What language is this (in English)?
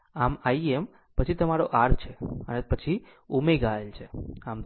Gujarati